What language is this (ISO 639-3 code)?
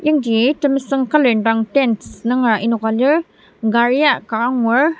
njo